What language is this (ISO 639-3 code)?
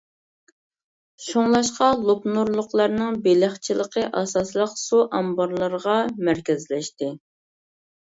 uig